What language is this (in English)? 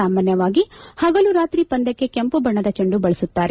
Kannada